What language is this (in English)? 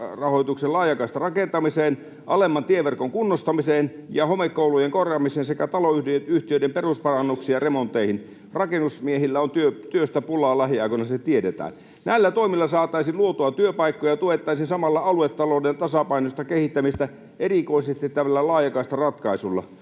Finnish